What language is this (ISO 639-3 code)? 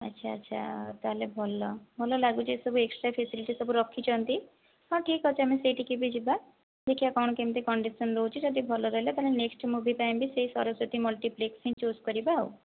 ori